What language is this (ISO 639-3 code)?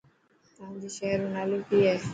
mki